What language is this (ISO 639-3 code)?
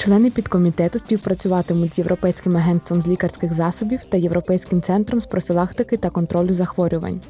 ukr